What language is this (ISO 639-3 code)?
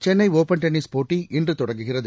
tam